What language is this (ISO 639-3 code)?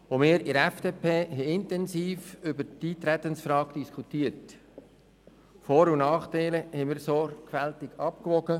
gsw